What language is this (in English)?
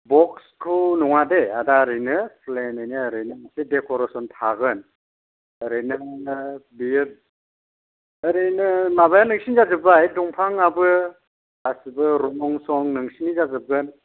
Bodo